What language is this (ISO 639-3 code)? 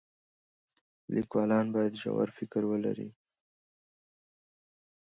pus